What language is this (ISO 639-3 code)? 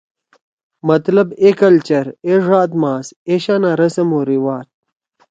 trw